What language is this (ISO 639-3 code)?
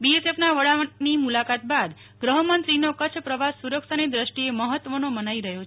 guj